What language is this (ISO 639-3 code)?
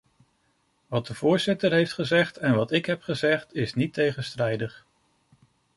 nld